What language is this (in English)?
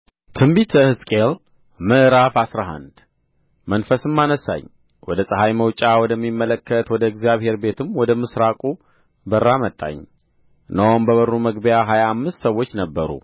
Amharic